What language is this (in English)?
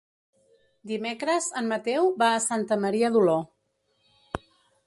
Catalan